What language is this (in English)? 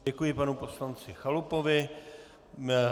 Czech